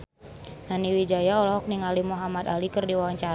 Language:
Sundanese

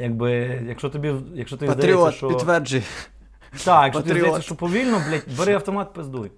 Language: Ukrainian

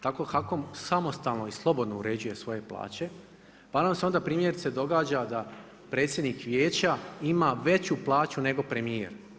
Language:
Croatian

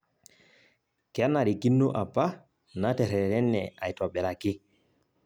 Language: Masai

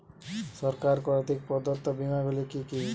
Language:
Bangla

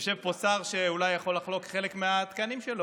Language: Hebrew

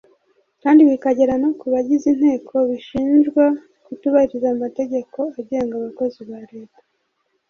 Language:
Kinyarwanda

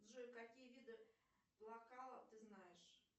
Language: Russian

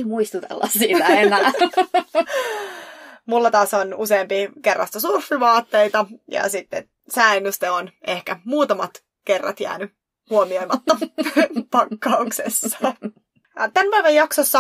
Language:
Finnish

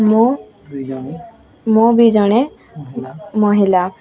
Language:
Odia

